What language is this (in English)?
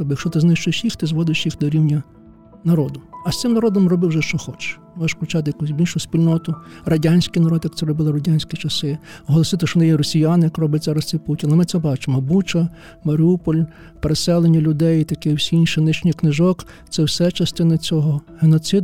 Ukrainian